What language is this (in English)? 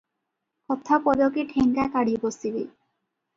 Odia